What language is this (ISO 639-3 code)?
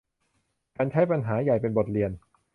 tha